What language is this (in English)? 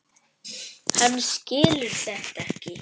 Icelandic